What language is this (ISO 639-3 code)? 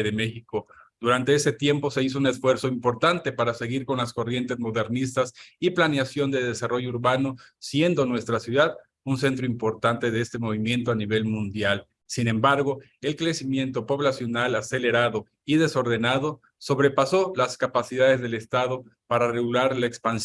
spa